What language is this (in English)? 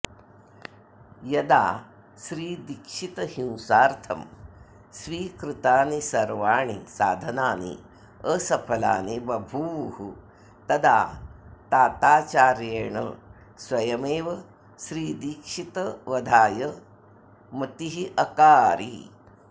Sanskrit